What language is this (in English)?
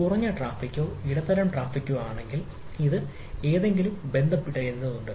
Malayalam